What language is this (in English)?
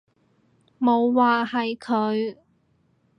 Cantonese